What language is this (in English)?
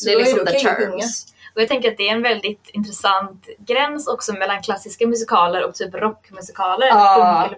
Swedish